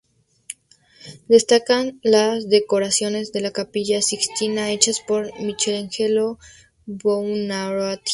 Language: Spanish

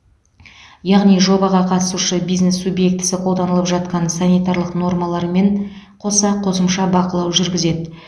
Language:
Kazakh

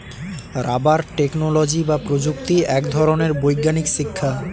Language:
Bangla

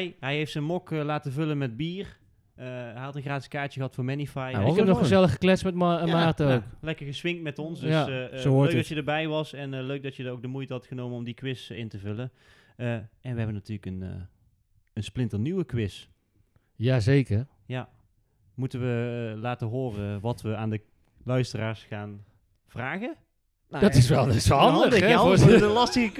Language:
Dutch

